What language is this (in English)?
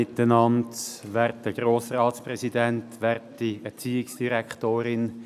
Swiss German